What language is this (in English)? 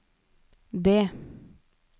Norwegian